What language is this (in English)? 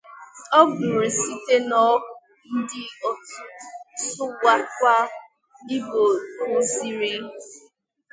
Igbo